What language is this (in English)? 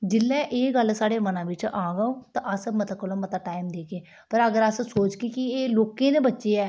Dogri